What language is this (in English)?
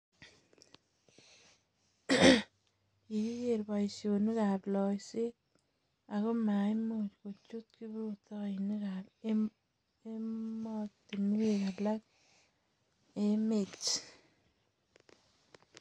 Kalenjin